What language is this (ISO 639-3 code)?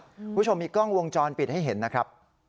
tha